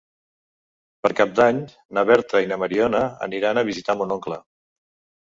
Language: Catalan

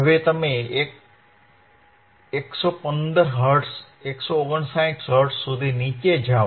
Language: Gujarati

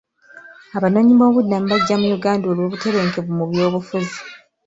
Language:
Ganda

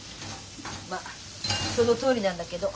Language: Japanese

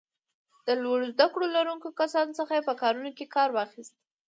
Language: Pashto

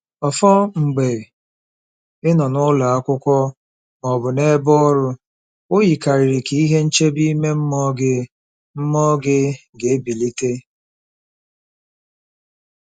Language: Igbo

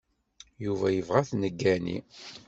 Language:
Kabyle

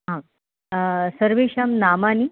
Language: Sanskrit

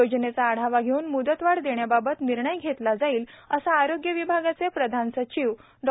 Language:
Marathi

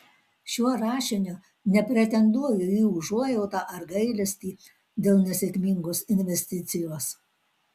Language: Lithuanian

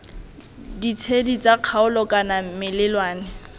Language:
Tswana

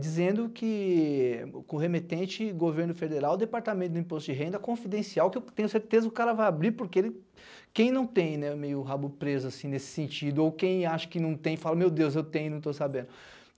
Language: Portuguese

